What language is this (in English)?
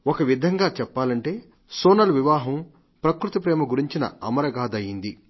Telugu